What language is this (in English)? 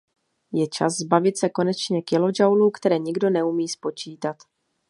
Czech